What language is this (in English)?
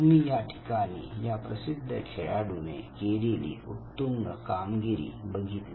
Marathi